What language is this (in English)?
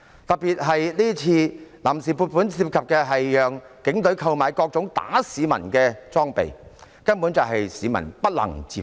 Cantonese